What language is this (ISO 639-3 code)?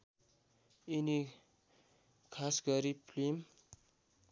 nep